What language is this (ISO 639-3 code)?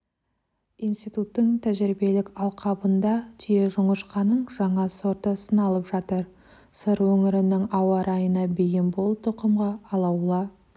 kaz